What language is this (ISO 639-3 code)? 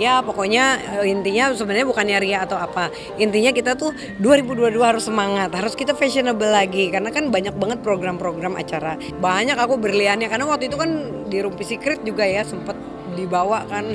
ind